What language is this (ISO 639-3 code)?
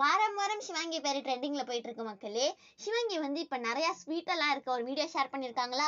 ron